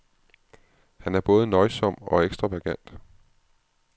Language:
Danish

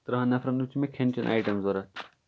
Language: Kashmiri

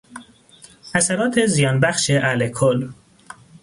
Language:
Persian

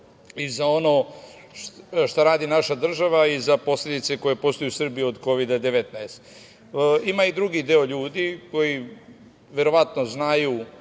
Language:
Serbian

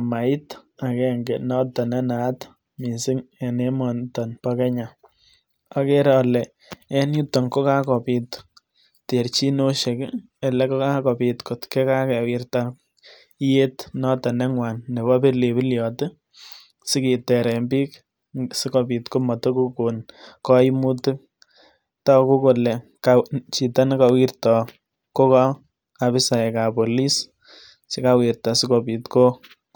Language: Kalenjin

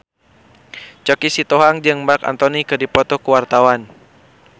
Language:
Sundanese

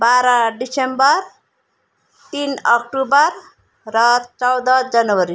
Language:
Nepali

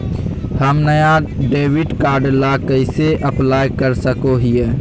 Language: Magahi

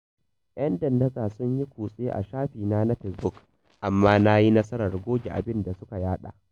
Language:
Hausa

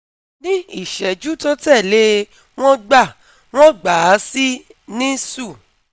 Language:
Yoruba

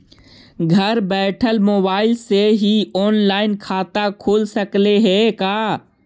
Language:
Magahi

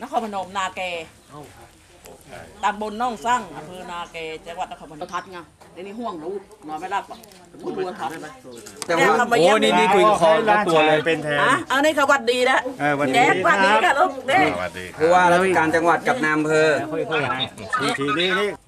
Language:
Thai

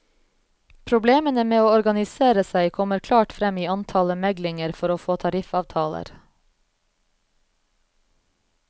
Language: Norwegian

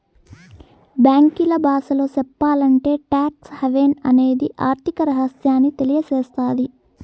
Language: Telugu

